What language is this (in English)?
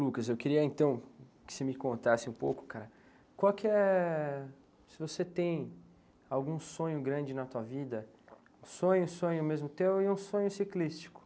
Portuguese